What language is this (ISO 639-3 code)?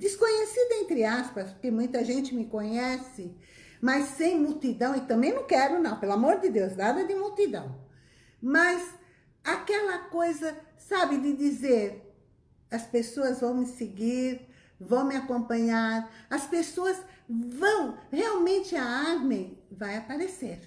por